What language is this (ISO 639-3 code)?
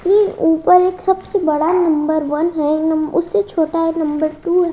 hin